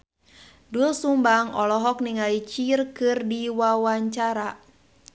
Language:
Sundanese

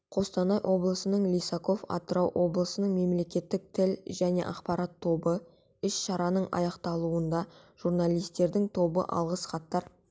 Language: Kazakh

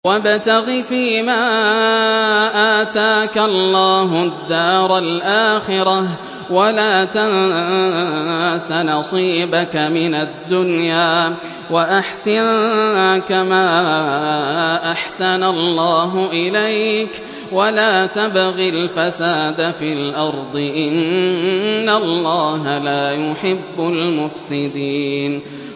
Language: Arabic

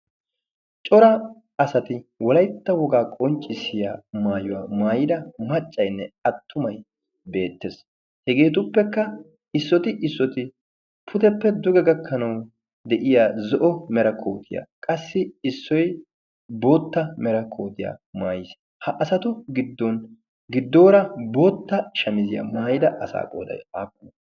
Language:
Wolaytta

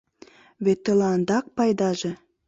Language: Mari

